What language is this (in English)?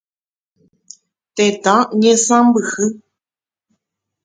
Guarani